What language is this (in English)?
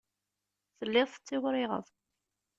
Kabyle